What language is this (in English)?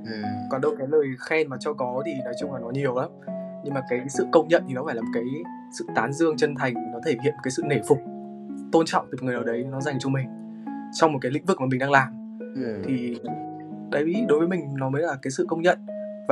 Vietnamese